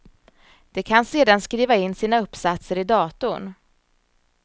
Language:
Swedish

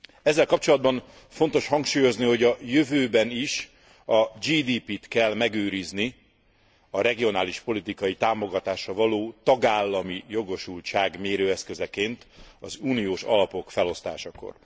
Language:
Hungarian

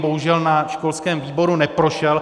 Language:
Czech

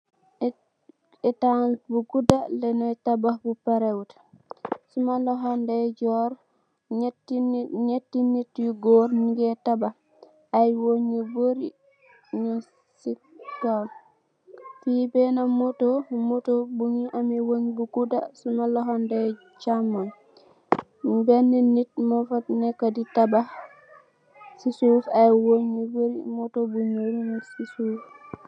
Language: Wolof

